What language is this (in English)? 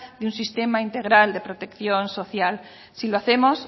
Spanish